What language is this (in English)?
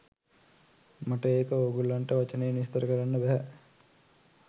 Sinhala